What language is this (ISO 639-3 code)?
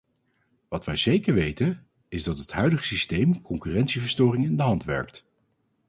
nld